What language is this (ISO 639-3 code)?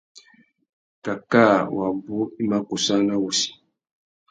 bag